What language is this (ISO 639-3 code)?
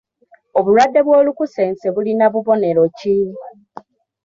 lug